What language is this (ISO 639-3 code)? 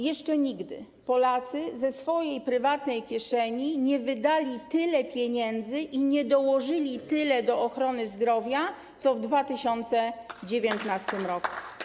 pol